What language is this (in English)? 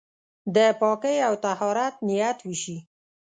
Pashto